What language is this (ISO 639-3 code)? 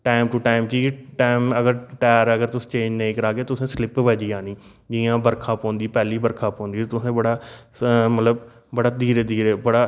doi